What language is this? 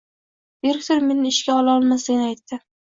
Uzbek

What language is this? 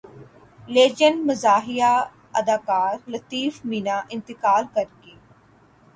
Urdu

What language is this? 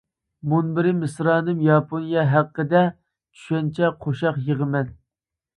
Uyghur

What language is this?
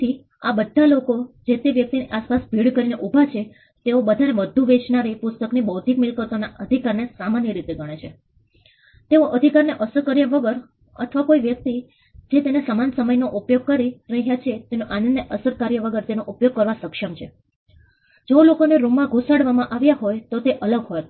Gujarati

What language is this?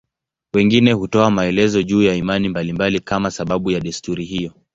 Swahili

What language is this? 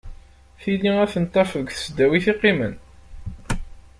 Kabyle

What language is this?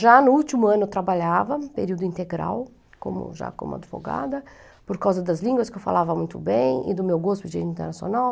Portuguese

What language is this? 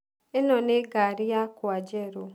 Kikuyu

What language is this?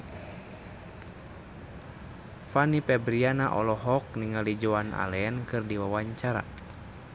Sundanese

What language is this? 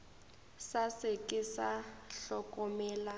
Northern Sotho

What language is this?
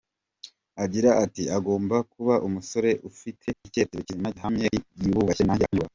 Kinyarwanda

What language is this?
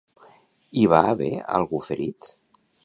Catalan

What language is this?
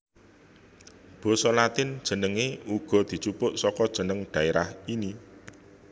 Javanese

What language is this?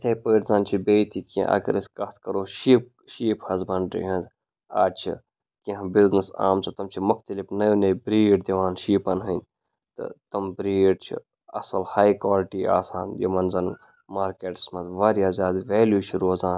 Kashmiri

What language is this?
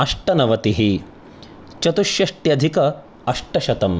Sanskrit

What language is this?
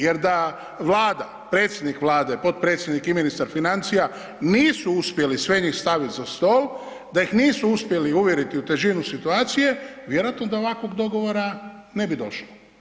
Croatian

